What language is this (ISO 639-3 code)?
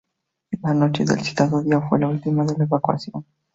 spa